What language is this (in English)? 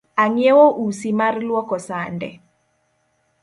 Luo (Kenya and Tanzania)